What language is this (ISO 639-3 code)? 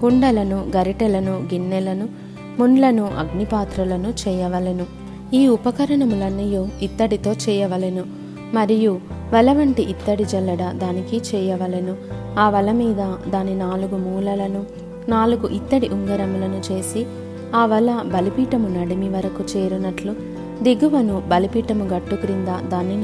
tel